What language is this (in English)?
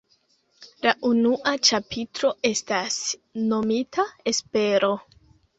Esperanto